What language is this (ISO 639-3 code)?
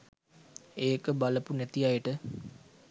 sin